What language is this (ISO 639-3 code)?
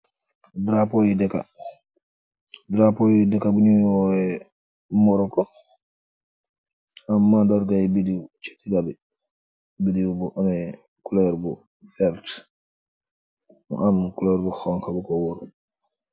wol